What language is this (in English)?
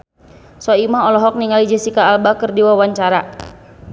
Sundanese